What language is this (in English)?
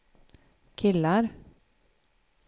Swedish